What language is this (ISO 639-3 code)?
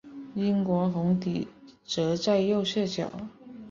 zho